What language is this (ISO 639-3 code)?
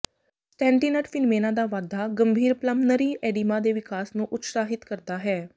pan